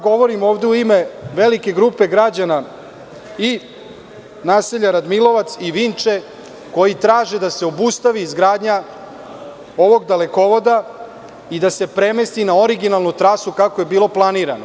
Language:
Serbian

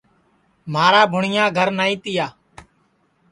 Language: Sansi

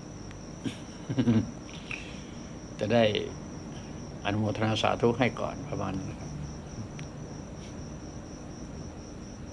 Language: Thai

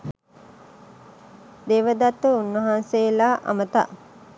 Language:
Sinhala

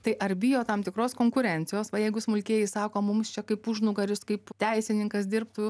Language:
Lithuanian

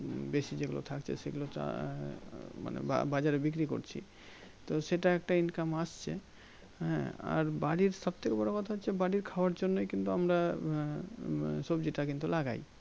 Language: Bangla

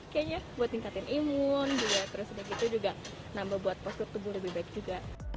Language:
Indonesian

